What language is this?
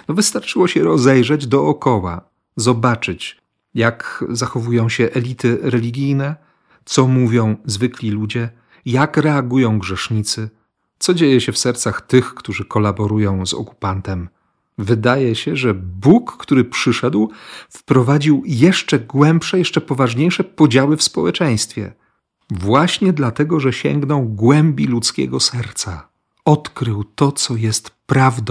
Polish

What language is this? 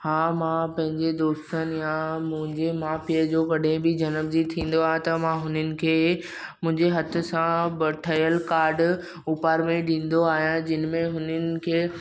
Sindhi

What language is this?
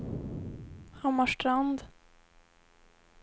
Swedish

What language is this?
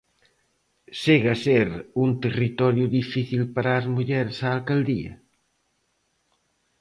Galician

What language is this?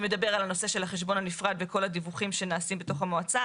Hebrew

